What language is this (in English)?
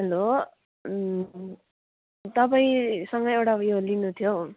Nepali